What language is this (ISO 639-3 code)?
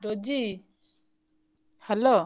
ori